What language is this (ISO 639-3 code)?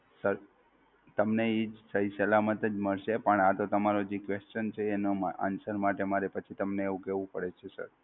guj